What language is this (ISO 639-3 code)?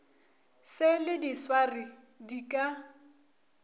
nso